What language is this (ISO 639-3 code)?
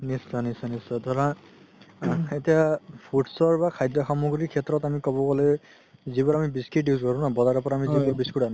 asm